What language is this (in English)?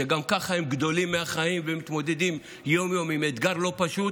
Hebrew